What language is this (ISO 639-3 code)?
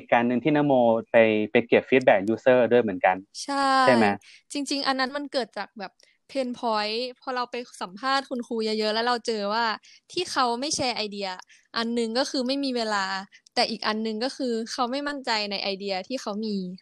tha